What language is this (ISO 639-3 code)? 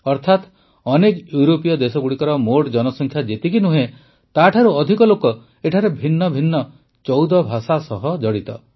ori